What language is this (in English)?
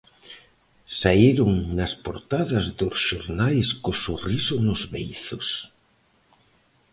Galician